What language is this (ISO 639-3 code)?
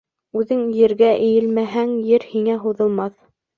bak